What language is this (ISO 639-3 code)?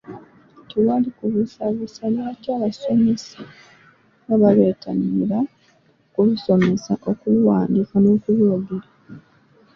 lug